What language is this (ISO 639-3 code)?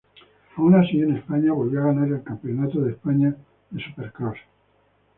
spa